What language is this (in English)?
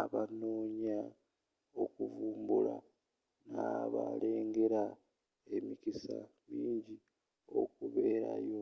Ganda